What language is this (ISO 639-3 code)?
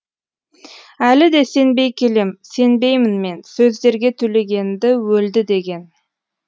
kaz